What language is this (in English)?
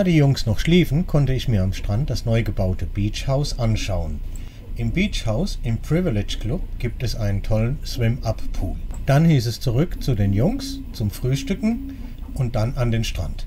German